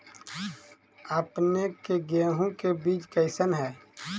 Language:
Magahi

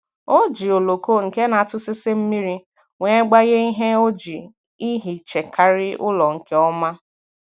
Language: Igbo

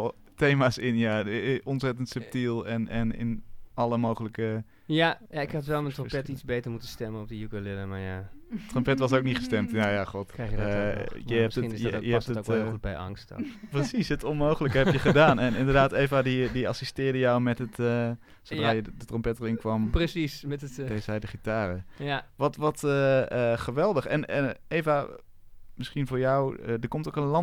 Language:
Dutch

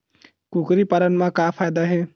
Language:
Chhattisgarhi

